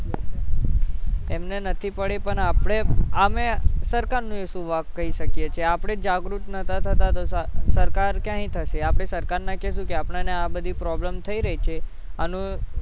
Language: Gujarati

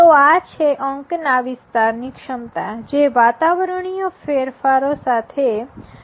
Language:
Gujarati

